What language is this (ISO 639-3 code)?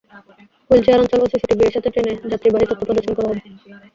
ben